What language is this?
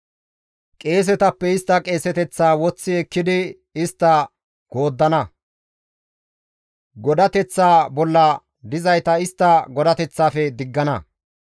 Gamo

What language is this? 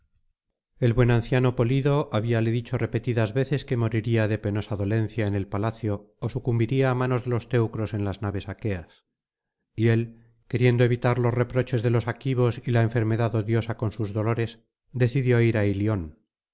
Spanish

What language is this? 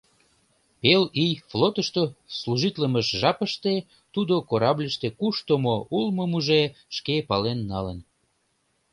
Mari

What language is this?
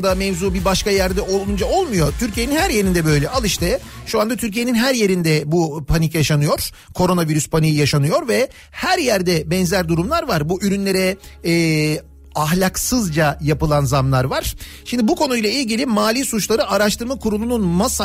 Turkish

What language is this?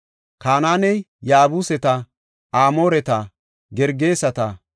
Gofa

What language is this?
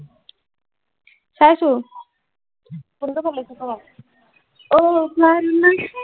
Assamese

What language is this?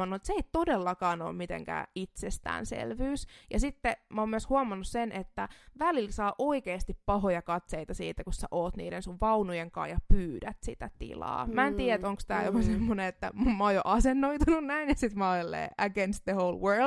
Finnish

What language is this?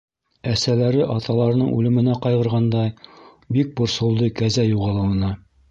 Bashkir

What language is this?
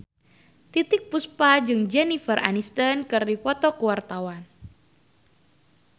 Sundanese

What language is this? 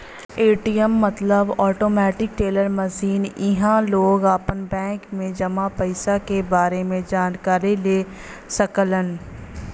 Bhojpuri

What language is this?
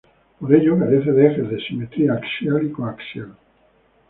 Spanish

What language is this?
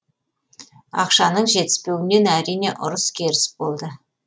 Kazakh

